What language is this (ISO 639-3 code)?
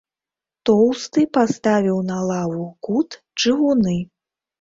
bel